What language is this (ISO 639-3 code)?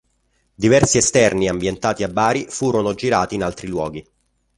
ita